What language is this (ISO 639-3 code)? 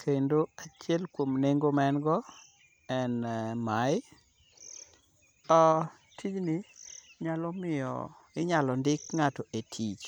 luo